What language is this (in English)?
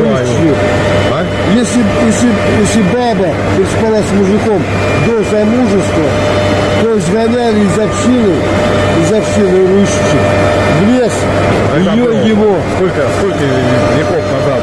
Russian